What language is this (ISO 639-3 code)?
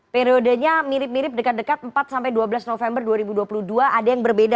ind